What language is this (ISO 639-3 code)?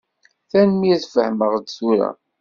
kab